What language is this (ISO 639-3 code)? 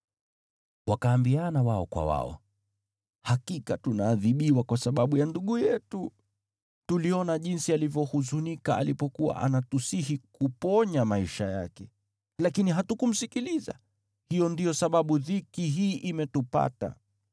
swa